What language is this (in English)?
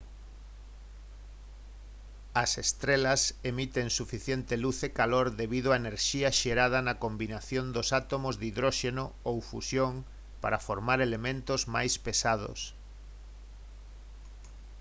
Galician